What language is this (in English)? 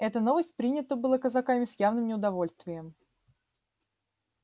Russian